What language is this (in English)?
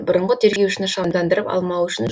Kazakh